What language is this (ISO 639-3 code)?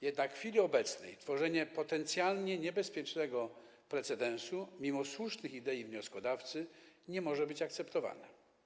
pol